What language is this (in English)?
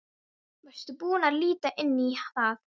Icelandic